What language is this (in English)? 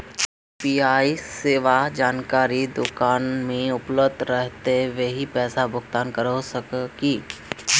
Magahi